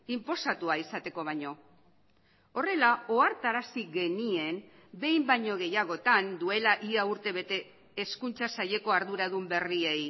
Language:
Basque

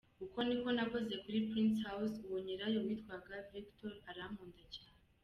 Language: Kinyarwanda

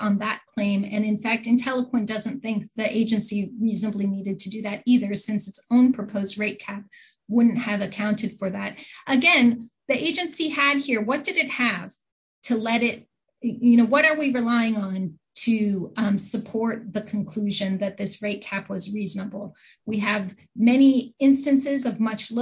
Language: English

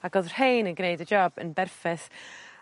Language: Welsh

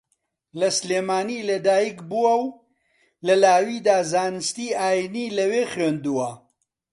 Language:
Central Kurdish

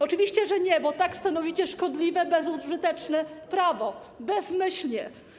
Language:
Polish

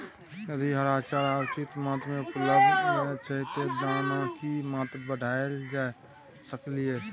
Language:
Maithili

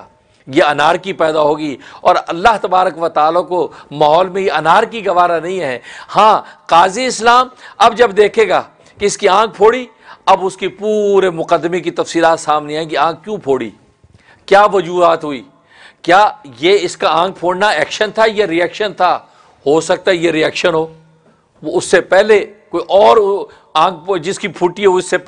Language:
Hindi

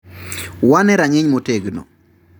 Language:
Luo (Kenya and Tanzania)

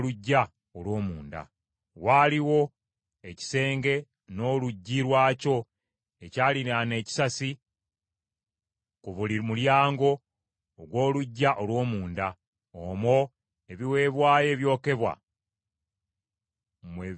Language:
Ganda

